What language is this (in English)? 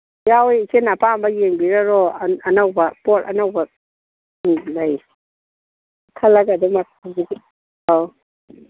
Manipuri